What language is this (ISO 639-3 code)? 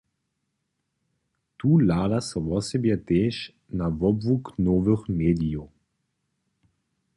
hsb